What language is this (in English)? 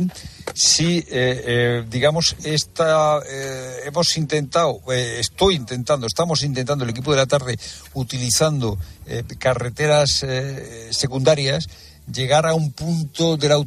Spanish